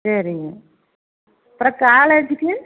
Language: Tamil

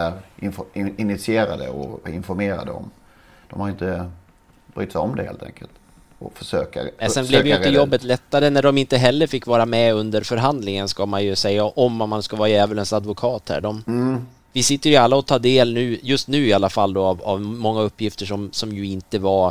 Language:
Swedish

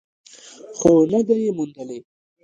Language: Pashto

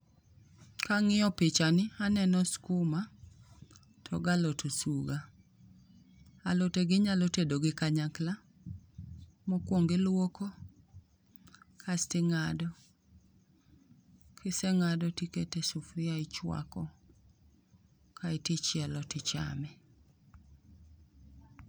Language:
Luo (Kenya and Tanzania)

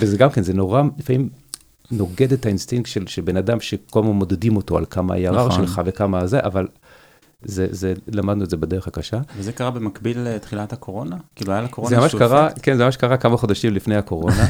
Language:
Hebrew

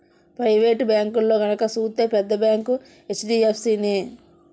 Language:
Telugu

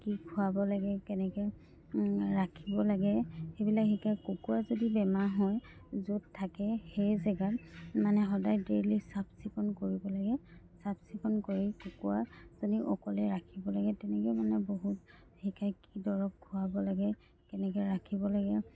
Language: Assamese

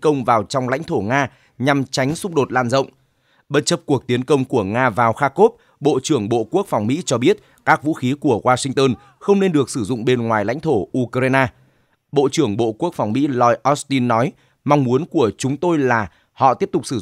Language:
Vietnamese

